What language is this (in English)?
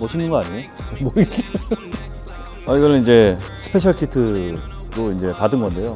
Korean